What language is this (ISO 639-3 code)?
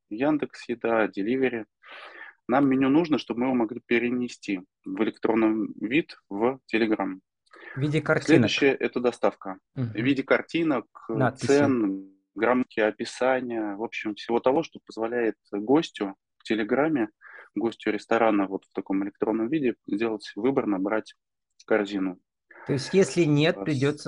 rus